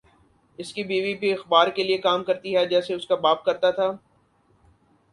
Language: Urdu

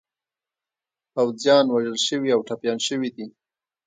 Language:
Pashto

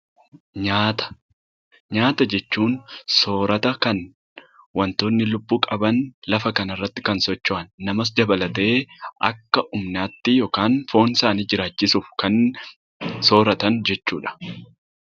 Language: Oromo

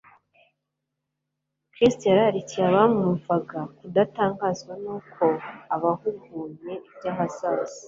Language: Kinyarwanda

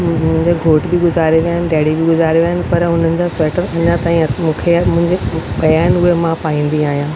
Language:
Sindhi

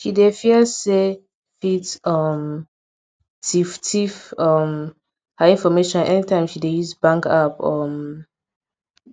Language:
Nigerian Pidgin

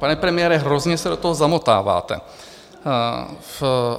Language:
Czech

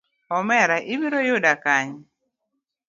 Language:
Luo (Kenya and Tanzania)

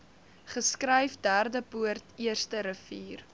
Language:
Afrikaans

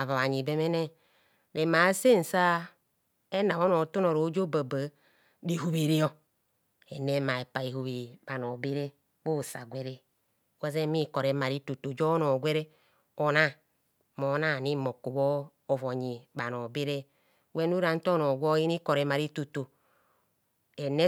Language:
Kohumono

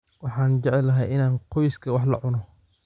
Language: Somali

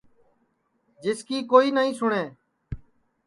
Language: Sansi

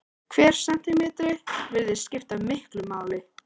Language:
Icelandic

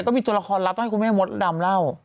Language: Thai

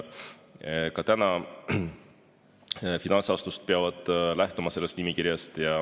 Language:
Estonian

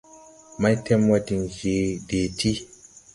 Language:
Tupuri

